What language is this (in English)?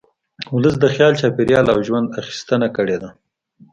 Pashto